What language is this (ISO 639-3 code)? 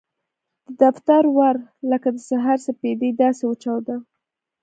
pus